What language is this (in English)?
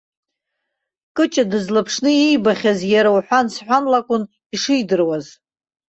Abkhazian